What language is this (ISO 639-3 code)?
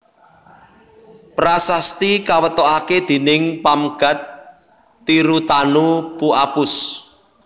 jav